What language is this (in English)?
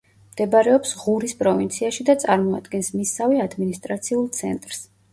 Georgian